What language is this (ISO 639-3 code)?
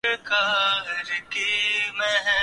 urd